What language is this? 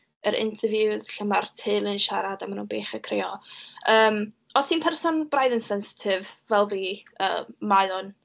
Welsh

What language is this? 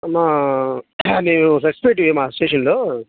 Telugu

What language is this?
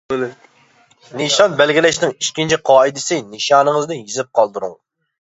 Uyghur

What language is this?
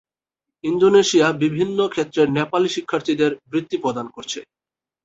Bangla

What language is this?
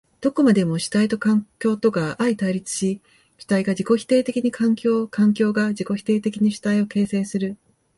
Japanese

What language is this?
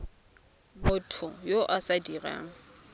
Tswana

